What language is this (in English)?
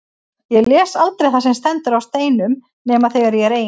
Icelandic